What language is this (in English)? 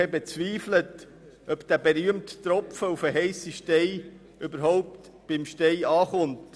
Swiss German